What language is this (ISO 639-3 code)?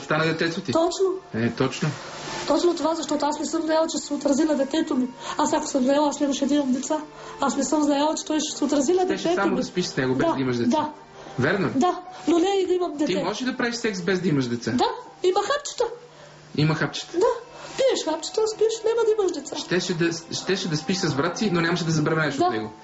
bul